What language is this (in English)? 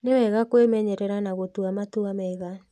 Kikuyu